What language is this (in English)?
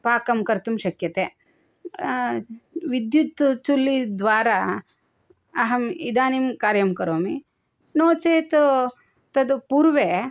Sanskrit